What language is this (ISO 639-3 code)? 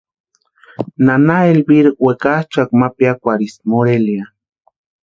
pua